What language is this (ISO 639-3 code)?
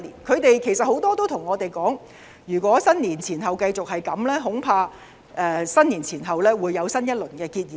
yue